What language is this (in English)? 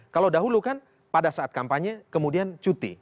Indonesian